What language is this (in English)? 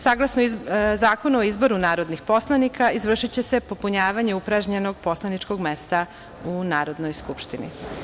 Serbian